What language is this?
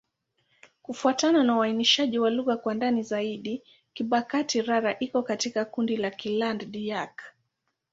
Swahili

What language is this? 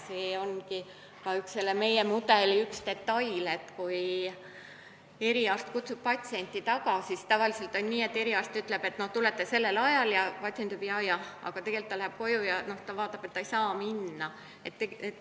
Estonian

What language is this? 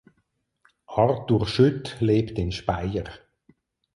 German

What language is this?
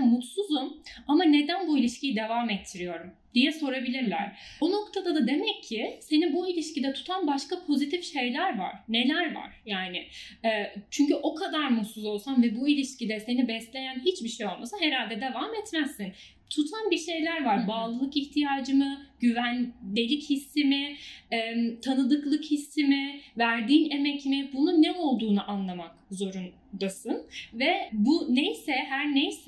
Turkish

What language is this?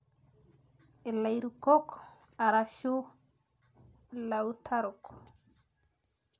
Masai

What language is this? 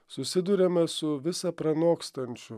Lithuanian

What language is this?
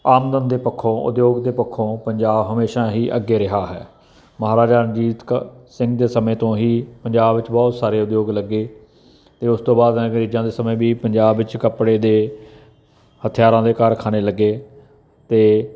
Punjabi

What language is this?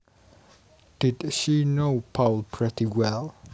Javanese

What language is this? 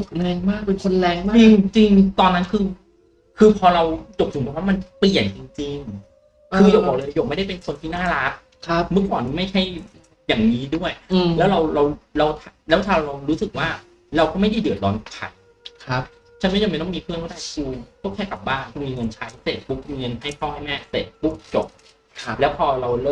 Thai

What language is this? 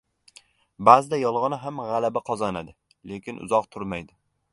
Uzbek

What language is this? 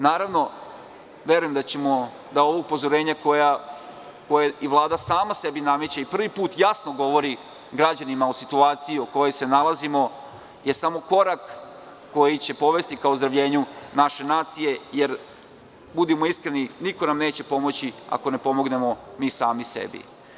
Serbian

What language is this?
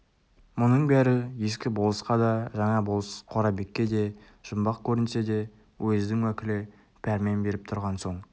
Kazakh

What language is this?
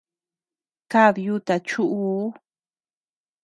Tepeuxila Cuicatec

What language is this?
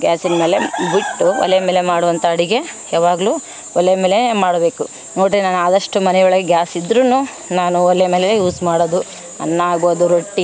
Kannada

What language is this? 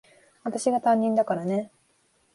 Japanese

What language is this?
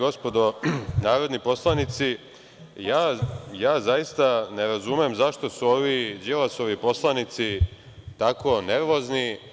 Serbian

